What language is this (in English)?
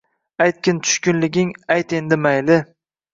Uzbek